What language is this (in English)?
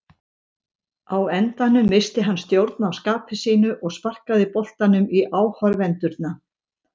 Icelandic